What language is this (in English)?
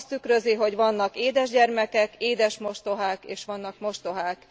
Hungarian